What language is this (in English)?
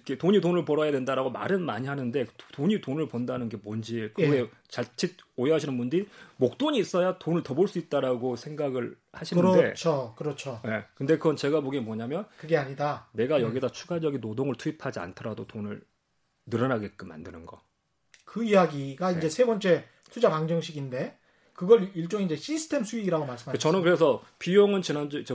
Korean